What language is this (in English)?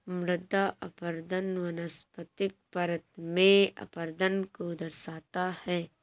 Hindi